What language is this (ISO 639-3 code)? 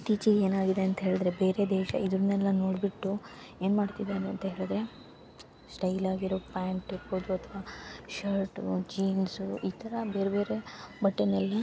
kan